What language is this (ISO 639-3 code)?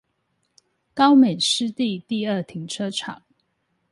zho